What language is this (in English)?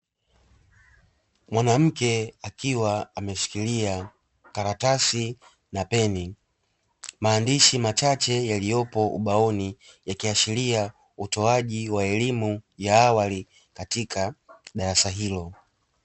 Swahili